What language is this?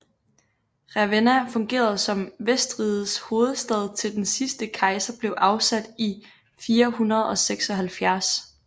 Danish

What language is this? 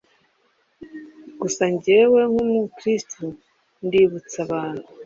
Kinyarwanda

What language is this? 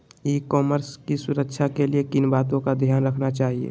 Magahi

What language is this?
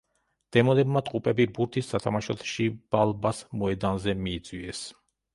Georgian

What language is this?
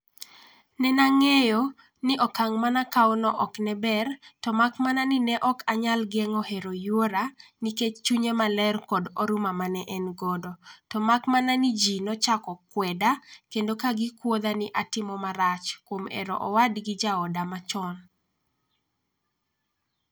Luo (Kenya and Tanzania)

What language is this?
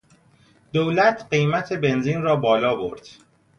Persian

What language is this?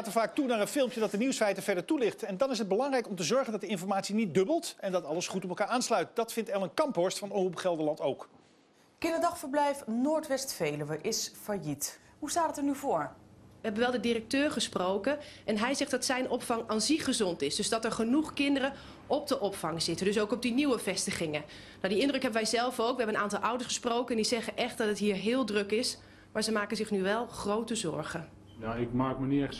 Dutch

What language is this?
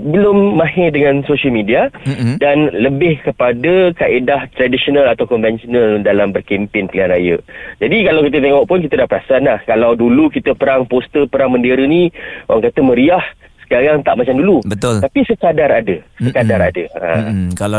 Malay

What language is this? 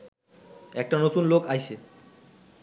Bangla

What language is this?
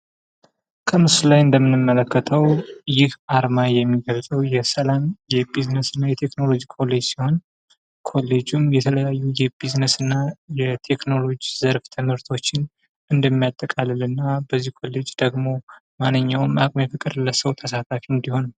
Amharic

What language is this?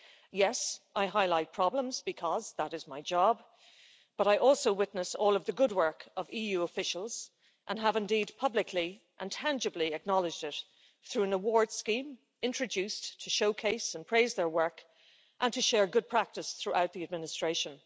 English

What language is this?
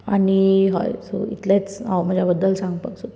Konkani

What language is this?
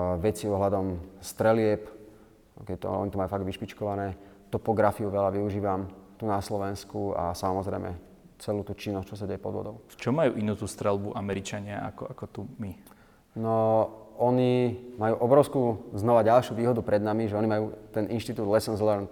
Slovak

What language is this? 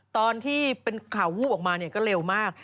Thai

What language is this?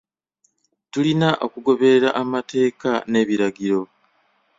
Ganda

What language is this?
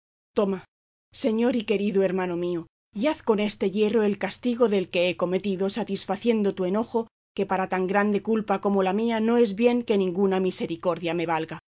Spanish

